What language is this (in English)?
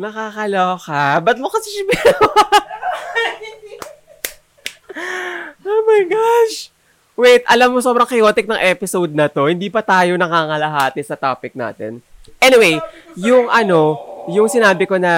Filipino